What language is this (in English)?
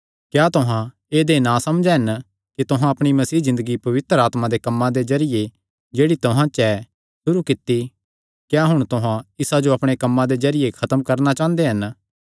Kangri